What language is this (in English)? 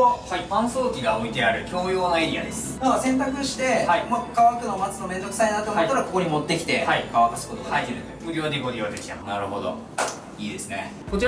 Japanese